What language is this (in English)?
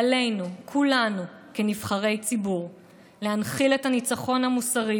Hebrew